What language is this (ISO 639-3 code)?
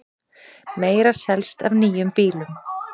isl